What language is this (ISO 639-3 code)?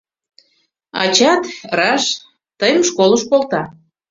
chm